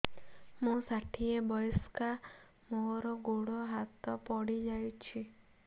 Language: Odia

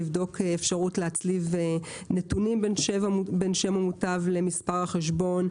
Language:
Hebrew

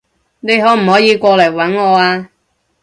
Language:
Cantonese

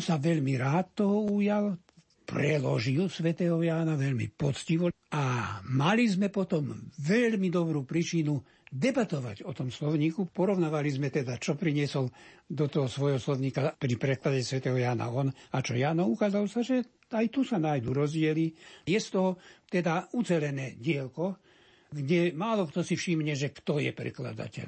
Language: Slovak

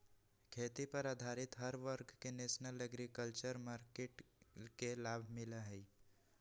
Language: Magahi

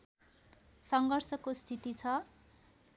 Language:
Nepali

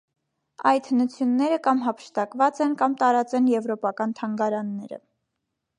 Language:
Armenian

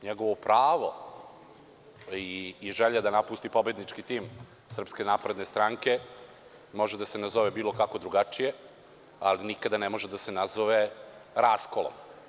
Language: Serbian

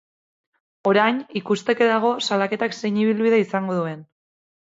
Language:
Basque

